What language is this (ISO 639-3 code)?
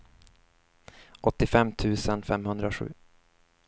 swe